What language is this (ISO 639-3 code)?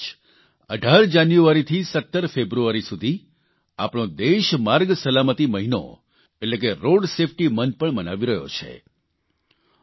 guj